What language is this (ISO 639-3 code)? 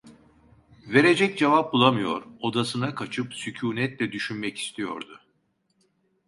tur